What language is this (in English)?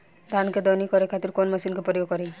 Bhojpuri